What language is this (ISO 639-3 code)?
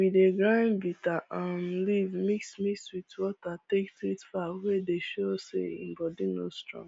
pcm